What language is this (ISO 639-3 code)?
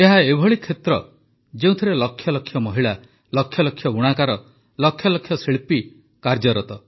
ori